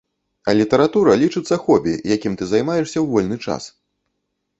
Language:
Belarusian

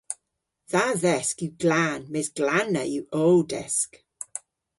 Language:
Cornish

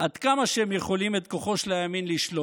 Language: Hebrew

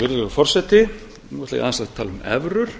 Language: Icelandic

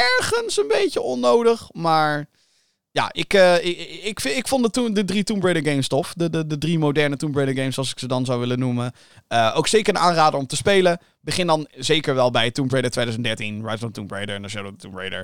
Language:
Dutch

